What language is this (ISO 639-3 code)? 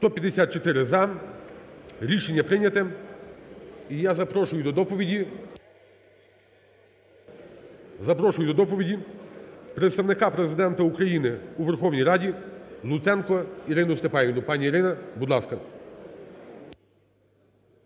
ukr